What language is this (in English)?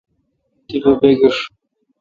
Kalkoti